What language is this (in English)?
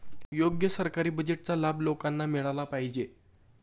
Marathi